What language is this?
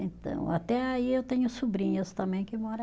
Portuguese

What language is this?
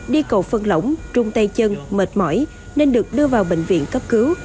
Vietnamese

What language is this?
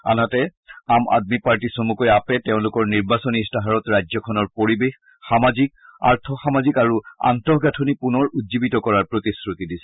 Assamese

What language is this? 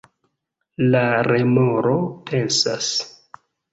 Esperanto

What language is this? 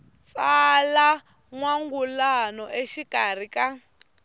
Tsonga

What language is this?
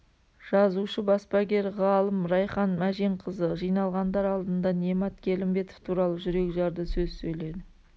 Kazakh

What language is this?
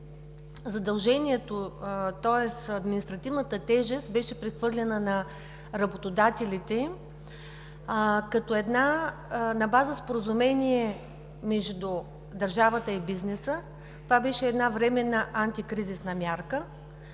Bulgarian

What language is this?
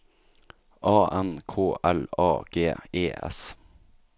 Norwegian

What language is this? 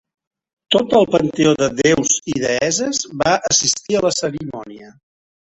Catalan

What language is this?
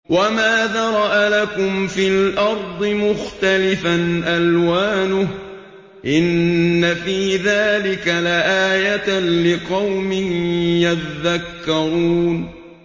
Arabic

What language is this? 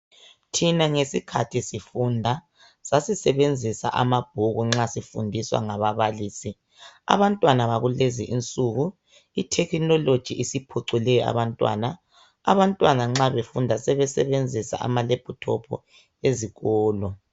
North Ndebele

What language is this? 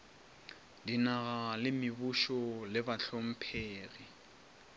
Northern Sotho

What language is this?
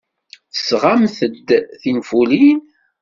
Kabyle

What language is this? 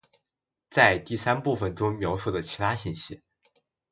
Chinese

